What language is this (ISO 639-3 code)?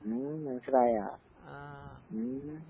mal